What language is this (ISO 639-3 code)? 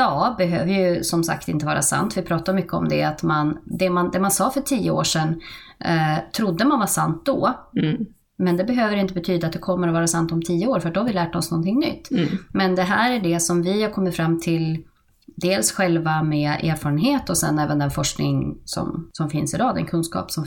swe